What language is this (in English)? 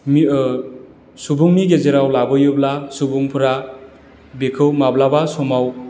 Bodo